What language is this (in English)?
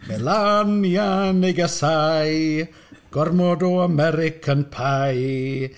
Welsh